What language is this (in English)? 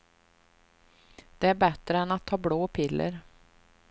Swedish